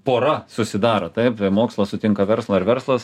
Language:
Lithuanian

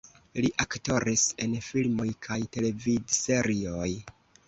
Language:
Esperanto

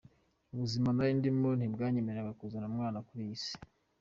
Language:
Kinyarwanda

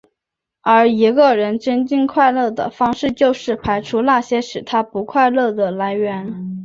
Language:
Chinese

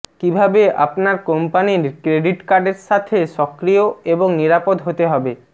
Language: Bangla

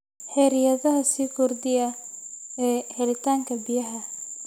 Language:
Somali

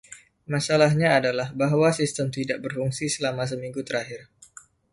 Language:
Indonesian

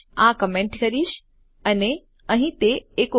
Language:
Gujarati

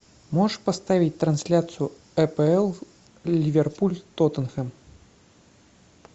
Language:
Russian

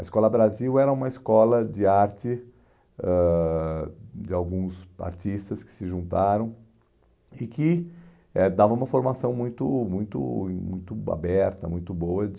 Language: Portuguese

